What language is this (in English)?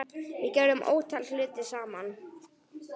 Icelandic